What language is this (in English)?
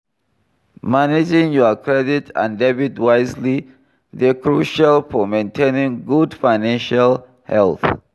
Nigerian Pidgin